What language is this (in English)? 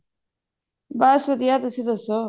Punjabi